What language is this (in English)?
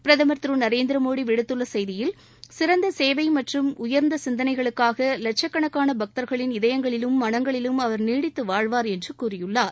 Tamil